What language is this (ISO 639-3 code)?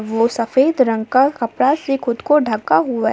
hin